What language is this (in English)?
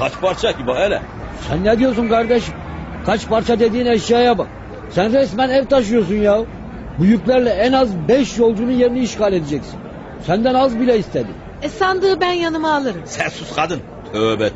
Turkish